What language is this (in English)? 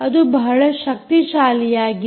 Kannada